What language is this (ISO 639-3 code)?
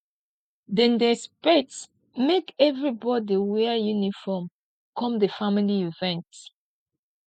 pcm